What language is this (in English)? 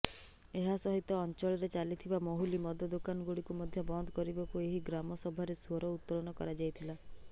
Odia